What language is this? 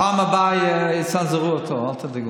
Hebrew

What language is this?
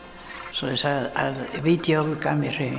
Icelandic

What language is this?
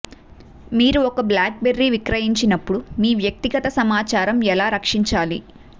Telugu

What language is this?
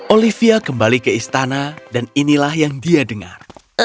Indonesian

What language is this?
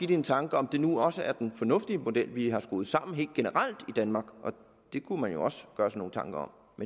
Danish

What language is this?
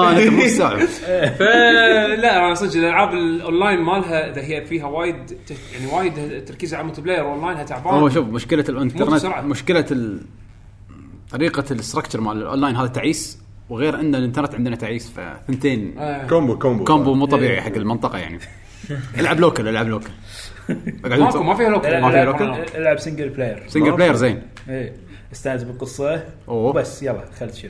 Arabic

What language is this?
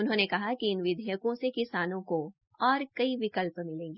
Hindi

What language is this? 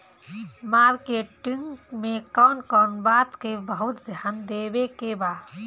Bhojpuri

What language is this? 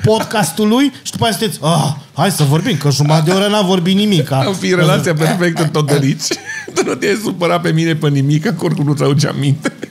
Romanian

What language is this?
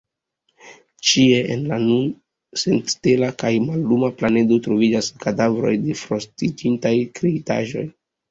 Esperanto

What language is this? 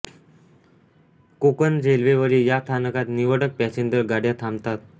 Marathi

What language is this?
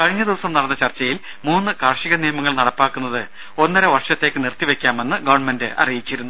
Malayalam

